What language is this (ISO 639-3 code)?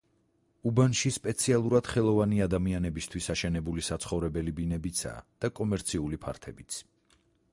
kat